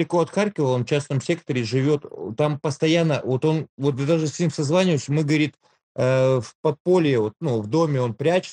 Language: Russian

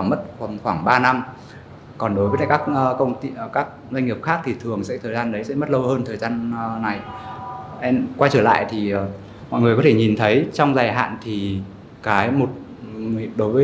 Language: Vietnamese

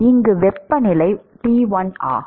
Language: Tamil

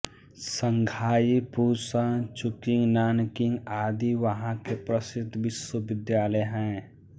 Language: Hindi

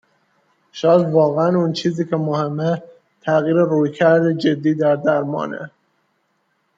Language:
Persian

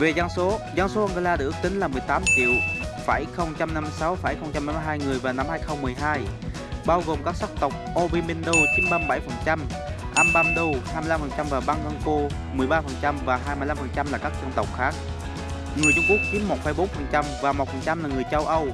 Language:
Vietnamese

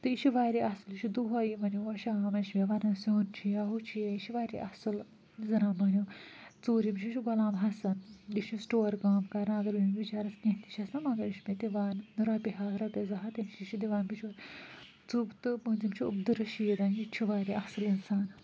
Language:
Kashmiri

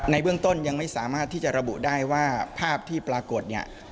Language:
Thai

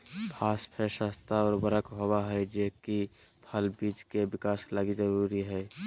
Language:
Magahi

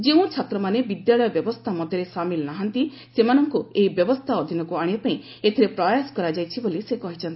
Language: Odia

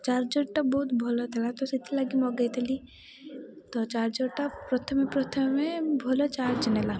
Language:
Odia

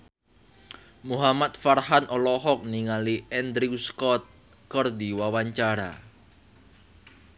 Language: Sundanese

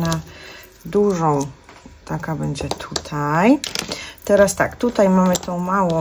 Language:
Polish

